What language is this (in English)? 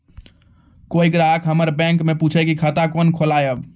Maithili